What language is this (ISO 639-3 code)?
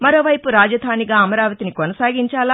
tel